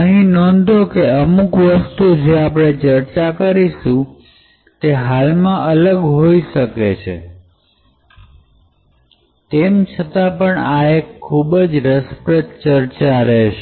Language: Gujarati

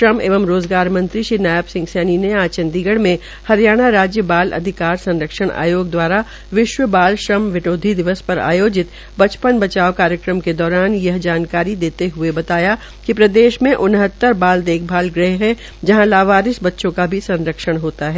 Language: Hindi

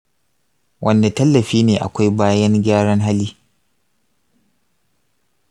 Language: Hausa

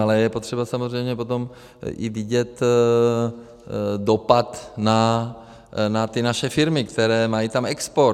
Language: Czech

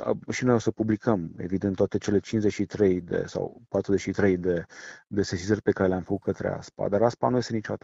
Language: Romanian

